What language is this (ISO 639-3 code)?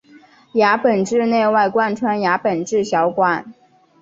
zho